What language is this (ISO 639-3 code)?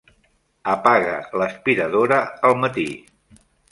cat